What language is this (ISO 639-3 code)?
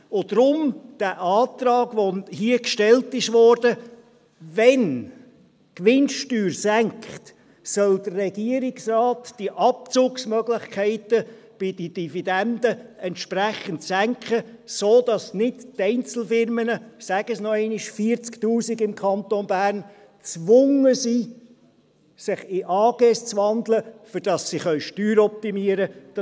gsw